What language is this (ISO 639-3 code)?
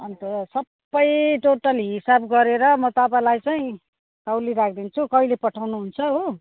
nep